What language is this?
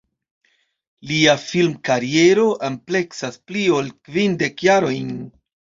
Esperanto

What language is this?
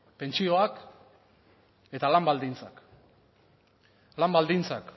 Basque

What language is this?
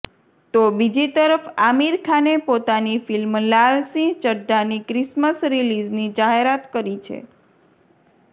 Gujarati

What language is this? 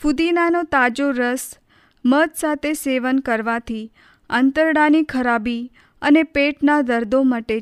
Hindi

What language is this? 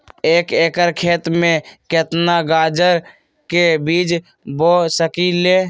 Magahi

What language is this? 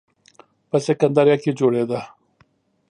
Pashto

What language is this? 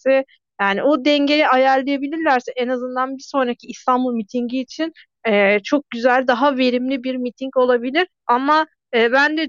Turkish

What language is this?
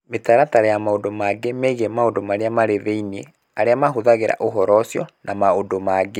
Kikuyu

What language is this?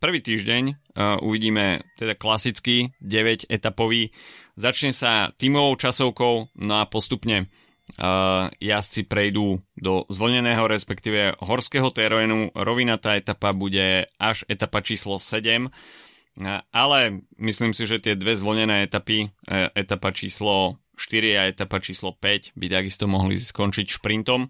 Slovak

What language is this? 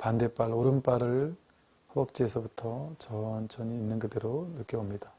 Korean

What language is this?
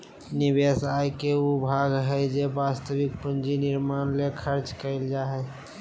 Magahi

